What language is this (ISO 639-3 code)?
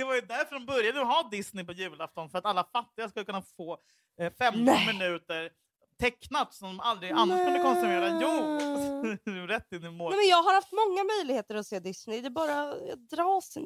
swe